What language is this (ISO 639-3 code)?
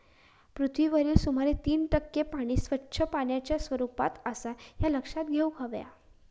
mar